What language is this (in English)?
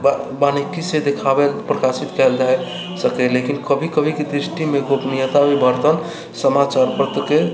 Maithili